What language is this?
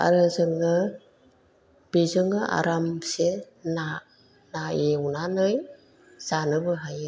Bodo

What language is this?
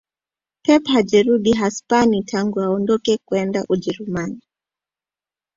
Swahili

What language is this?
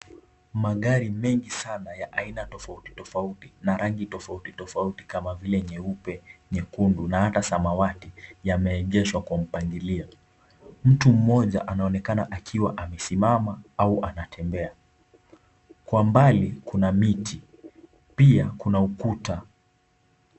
Swahili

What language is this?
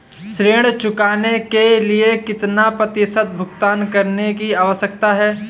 Hindi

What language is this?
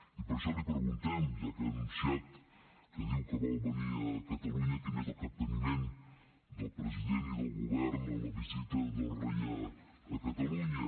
Catalan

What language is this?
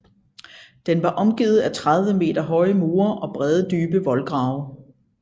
Danish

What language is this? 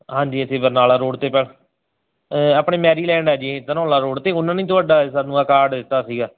Punjabi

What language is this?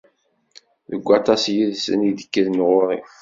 Kabyle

